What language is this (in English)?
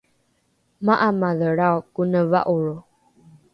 Rukai